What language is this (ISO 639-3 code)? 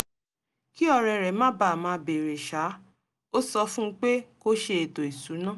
yor